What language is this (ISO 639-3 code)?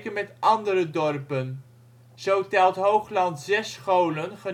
nld